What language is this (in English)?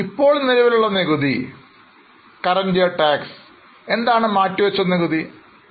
Malayalam